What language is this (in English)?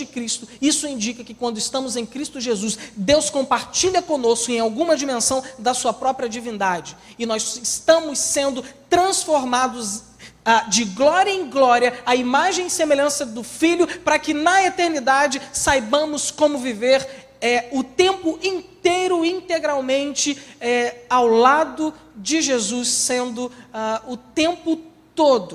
Portuguese